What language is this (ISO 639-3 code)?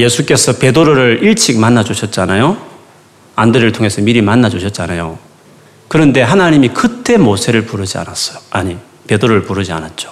kor